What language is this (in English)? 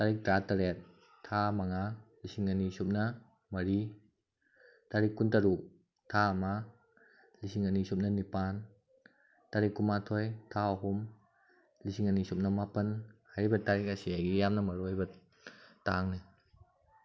Manipuri